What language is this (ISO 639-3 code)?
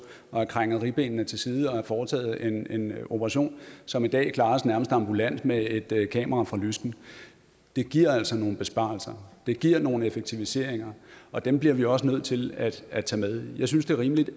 dan